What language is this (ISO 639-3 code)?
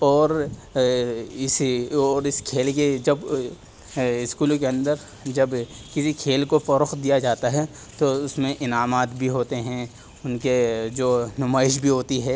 urd